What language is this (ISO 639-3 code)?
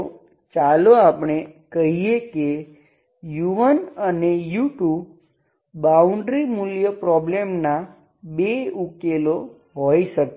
guj